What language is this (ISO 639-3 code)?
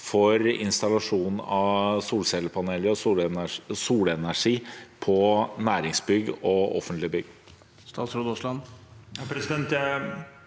nor